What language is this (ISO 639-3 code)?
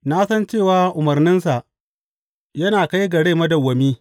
hau